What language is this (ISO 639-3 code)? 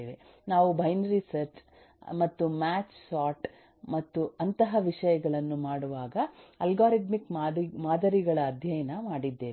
kan